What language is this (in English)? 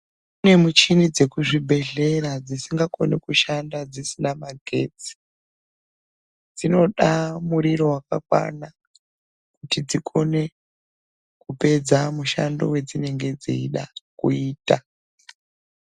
Ndau